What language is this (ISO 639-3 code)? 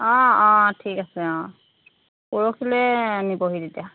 asm